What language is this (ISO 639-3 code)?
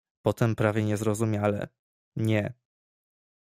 pol